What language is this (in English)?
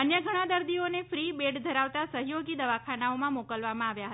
Gujarati